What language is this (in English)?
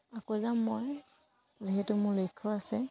Assamese